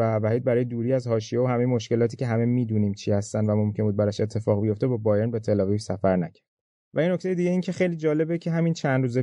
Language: Persian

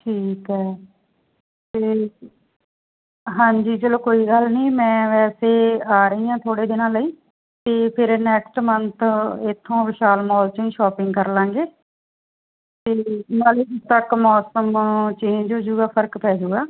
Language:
Punjabi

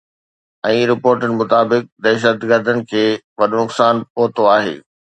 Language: Sindhi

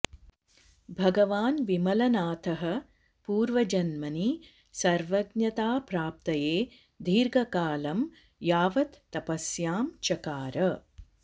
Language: Sanskrit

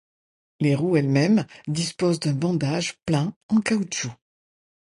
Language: French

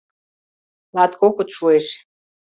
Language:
Mari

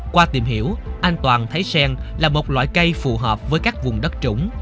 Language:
Vietnamese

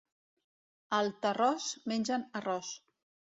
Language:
Catalan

